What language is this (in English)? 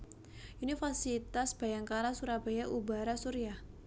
Javanese